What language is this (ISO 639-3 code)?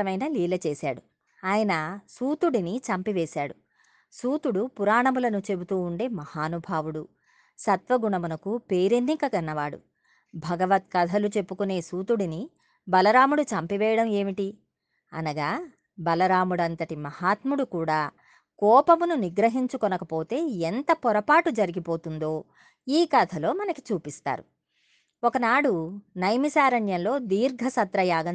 tel